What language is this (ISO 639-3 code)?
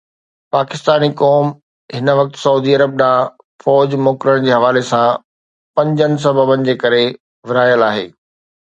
snd